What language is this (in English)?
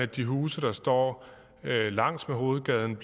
Danish